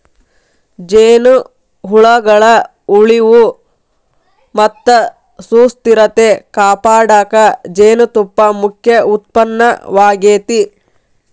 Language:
Kannada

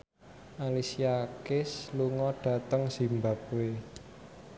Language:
Javanese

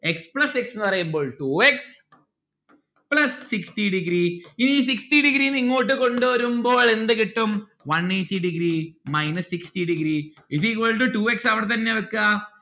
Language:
Malayalam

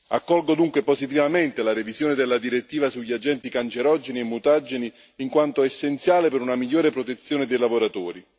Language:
Italian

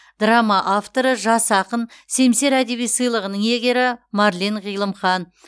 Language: Kazakh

